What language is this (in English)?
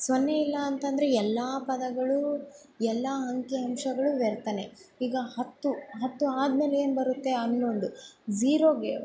Kannada